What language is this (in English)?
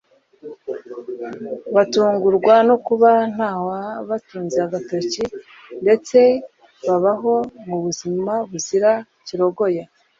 Kinyarwanda